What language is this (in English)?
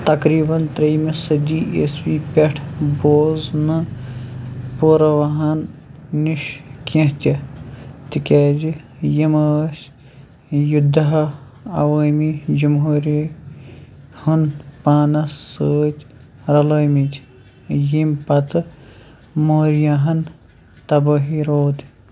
Kashmiri